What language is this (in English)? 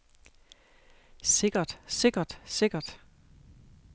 Danish